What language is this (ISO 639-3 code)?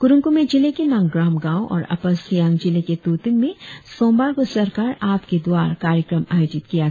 hin